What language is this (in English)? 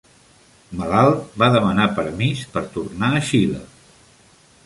Catalan